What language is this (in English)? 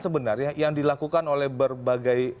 Indonesian